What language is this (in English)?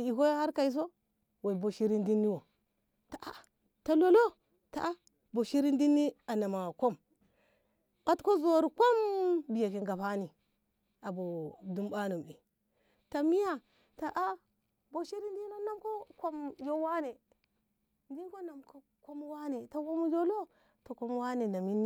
Ngamo